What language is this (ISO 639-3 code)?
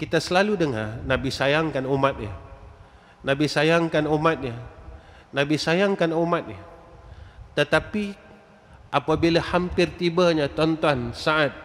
msa